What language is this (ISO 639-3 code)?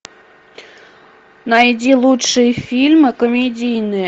rus